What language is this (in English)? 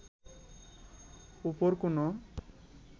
Bangla